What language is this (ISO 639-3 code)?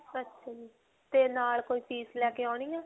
pan